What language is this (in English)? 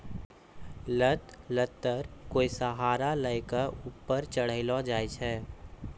Maithili